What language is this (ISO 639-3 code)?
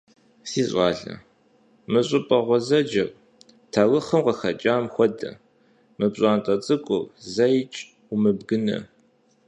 kbd